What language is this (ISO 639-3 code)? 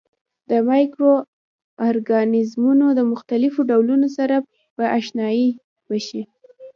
pus